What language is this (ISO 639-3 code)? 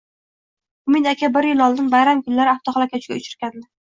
uzb